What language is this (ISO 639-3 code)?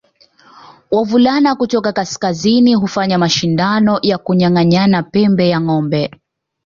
swa